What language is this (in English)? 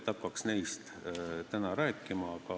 Estonian